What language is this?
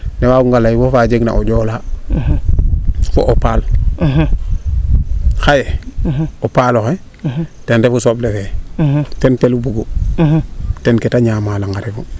Serer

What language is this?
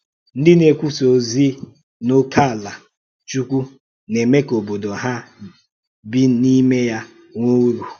Igbo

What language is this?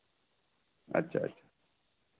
Santali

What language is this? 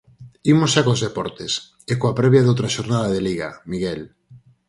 Galician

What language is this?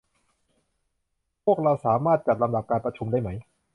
Thai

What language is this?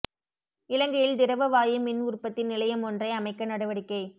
Tamil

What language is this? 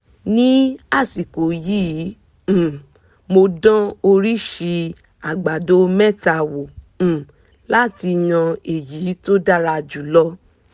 Yoruba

